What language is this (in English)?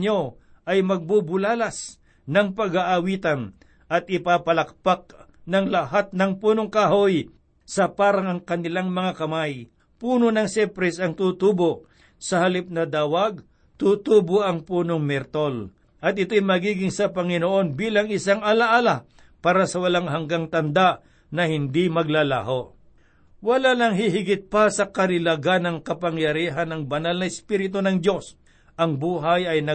Filipino